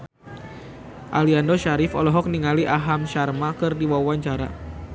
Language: Sundanese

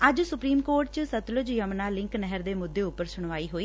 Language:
Punjabi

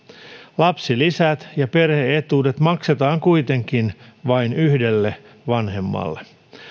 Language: Finnish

